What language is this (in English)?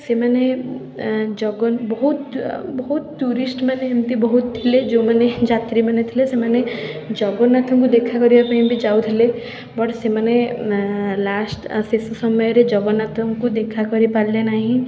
Odia